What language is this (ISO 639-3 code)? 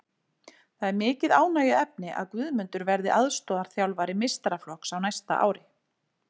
isl